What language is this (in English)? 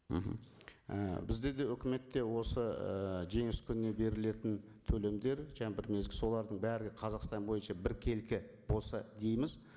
Kazakh